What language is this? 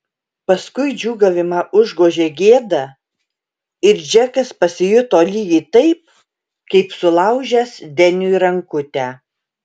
Lithuanian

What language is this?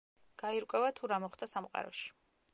Georgian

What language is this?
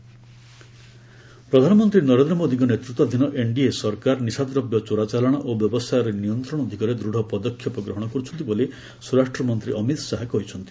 Odia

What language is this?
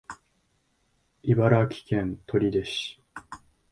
Japanese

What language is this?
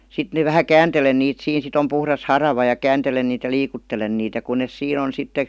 Finnish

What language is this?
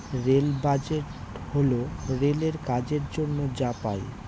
Bangla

